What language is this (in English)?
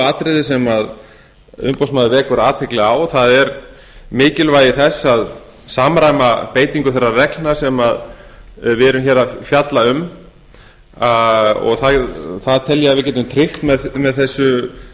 Icelandic